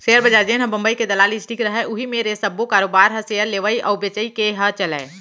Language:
Chhattisgarhi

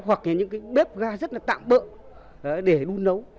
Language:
Vietnamese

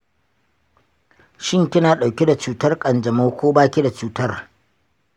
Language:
Hausa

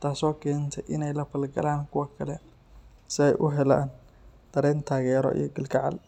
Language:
Somali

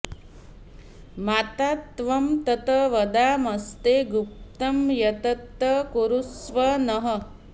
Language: Sanskrit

